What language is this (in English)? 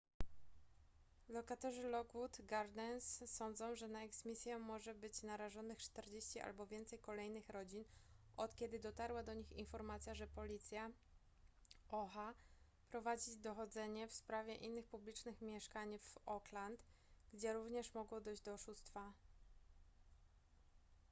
Polish